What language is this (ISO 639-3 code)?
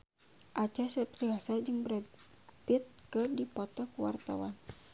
sun